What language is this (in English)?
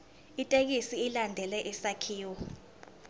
Zulu